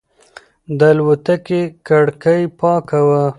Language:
Pashto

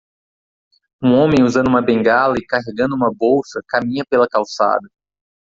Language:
Portuguese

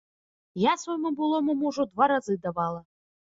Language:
Belarusian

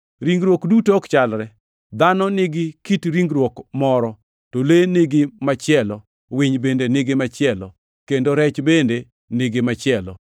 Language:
Luo (Kenya and Tanzania)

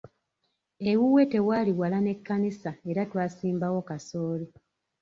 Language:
Ganda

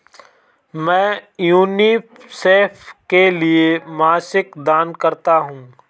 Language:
Hindi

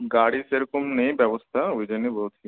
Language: Bangla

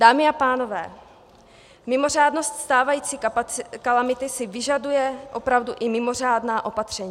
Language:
Czech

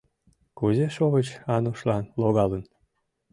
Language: Mari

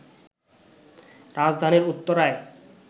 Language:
Bangla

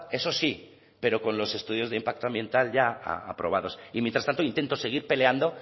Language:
Spanish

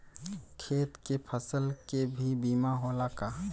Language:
Bhojpuri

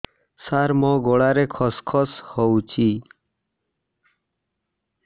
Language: Odia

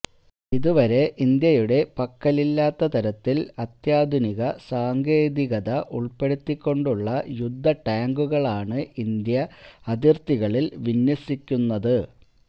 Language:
Malayalam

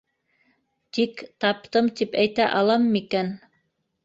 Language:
Bashkir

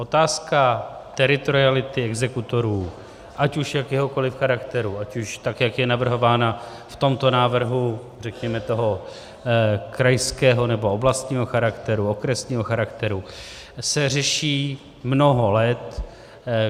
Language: Czech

